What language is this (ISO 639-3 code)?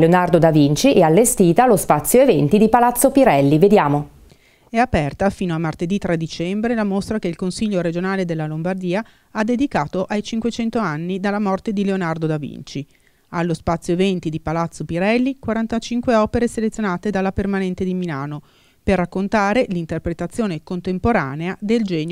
ita